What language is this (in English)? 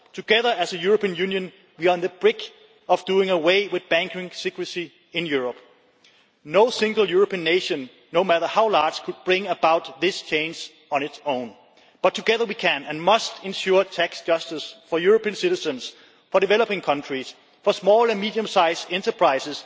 English